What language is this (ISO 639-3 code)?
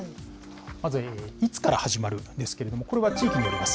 jpn